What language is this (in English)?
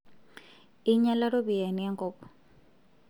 Masai